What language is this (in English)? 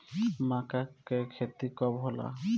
Bhojpuri